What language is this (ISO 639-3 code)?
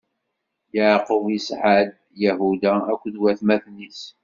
kab